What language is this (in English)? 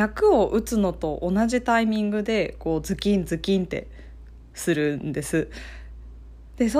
Japanese